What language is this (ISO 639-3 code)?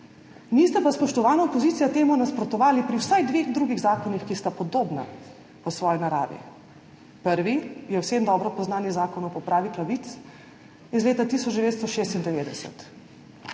slv